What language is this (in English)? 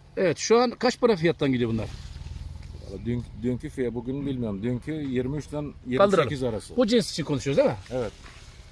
Turkish